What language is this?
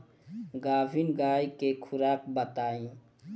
Bhojpuri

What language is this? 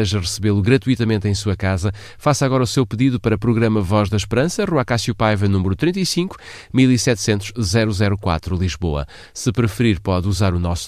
Portuguese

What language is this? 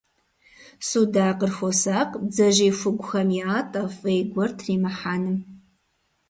Kabardian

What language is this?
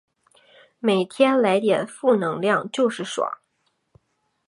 Chinese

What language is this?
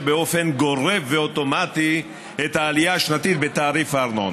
Hebrew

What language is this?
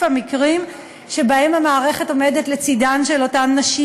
Hebrew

